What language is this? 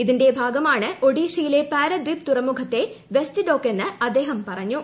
Malayalam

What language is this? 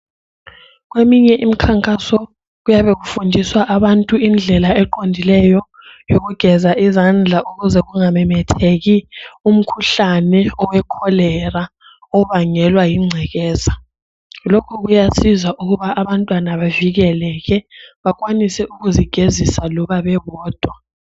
North Ndebele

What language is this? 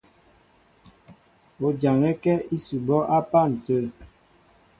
Mbo (Cameroon)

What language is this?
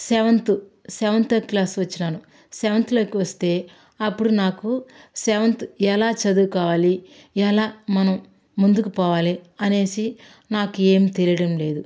Telugu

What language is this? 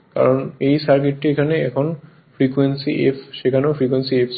Bangla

